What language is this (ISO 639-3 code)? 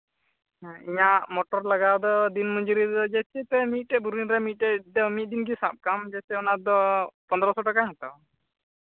sat